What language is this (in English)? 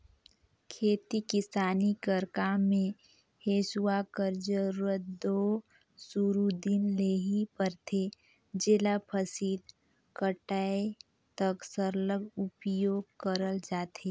Chhattisgarhi